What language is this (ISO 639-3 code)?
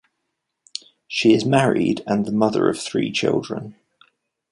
eng